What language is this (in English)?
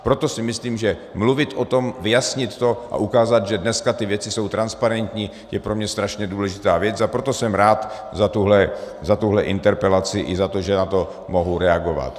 Czech